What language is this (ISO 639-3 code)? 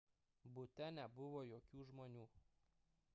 lit